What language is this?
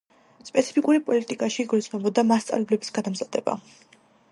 Georgian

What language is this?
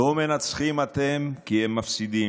Hebrew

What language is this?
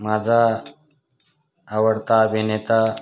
Marathi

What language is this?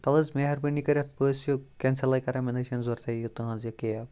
Kashmiri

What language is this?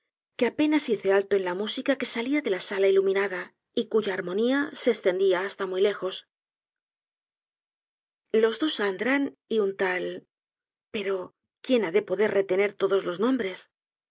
Spanish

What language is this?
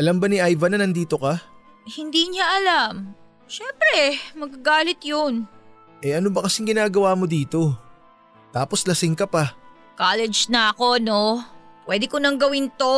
Filipino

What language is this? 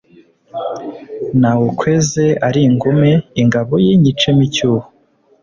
Kinyarwanda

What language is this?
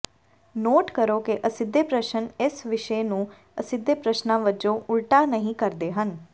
Punjabi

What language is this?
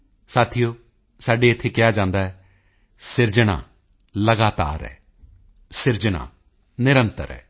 Punjabi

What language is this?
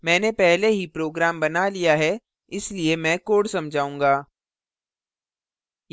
Hindi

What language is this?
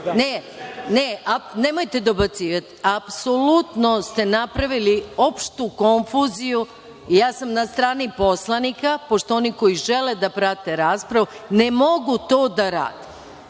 Serbian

